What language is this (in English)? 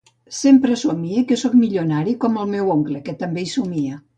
Catalan